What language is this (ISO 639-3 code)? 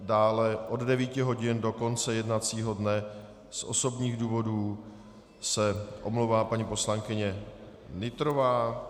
ces